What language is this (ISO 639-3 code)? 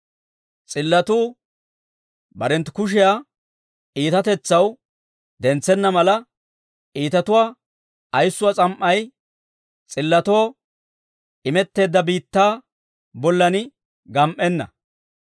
dwr